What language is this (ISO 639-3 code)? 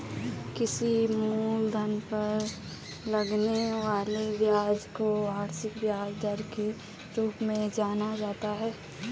hin